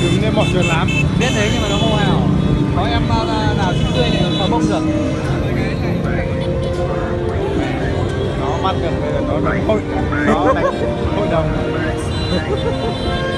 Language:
Vietnamese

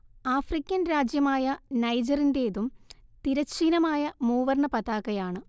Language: Malayalam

